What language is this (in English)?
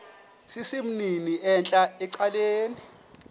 Xhosa